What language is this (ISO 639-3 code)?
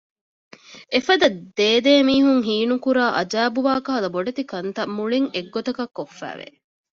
div